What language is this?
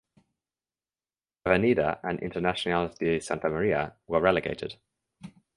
English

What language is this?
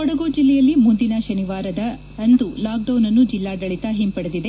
Kannada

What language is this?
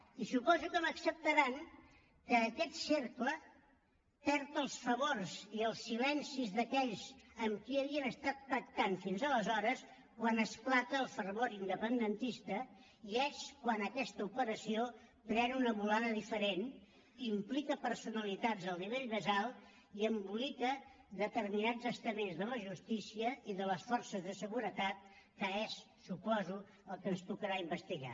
Catalan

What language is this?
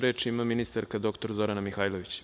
Serbian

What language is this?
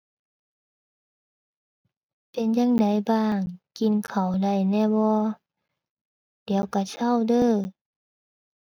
Thai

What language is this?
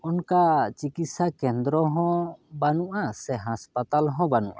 Santali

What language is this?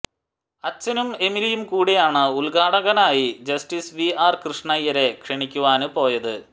Malayalam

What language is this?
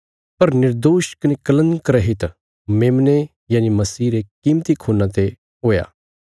Bilaspuri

